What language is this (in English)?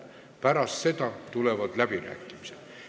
Estonian